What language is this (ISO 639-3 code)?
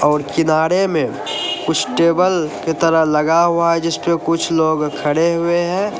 hin